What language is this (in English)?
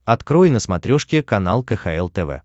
Russian